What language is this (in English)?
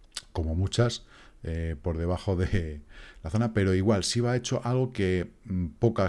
Spanish